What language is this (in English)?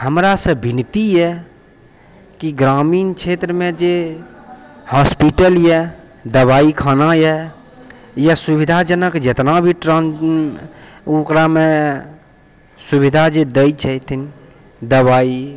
Maithili